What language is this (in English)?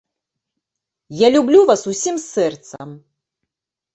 Belarusian